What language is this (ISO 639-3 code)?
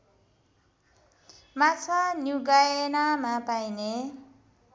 nep